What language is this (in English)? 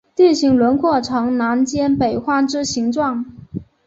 Chinese